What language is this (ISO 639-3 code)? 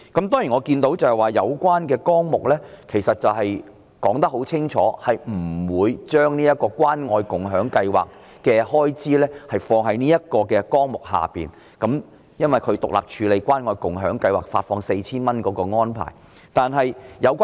yue